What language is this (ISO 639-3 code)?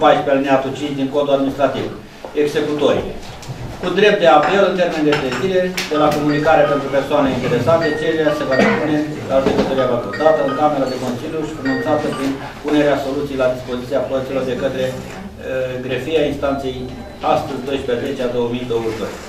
ron